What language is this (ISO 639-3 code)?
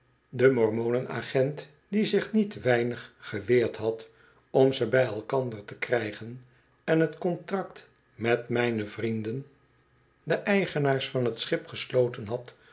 nld